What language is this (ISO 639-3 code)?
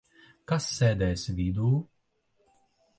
lav